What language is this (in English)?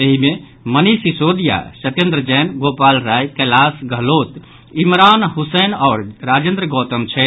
Maithili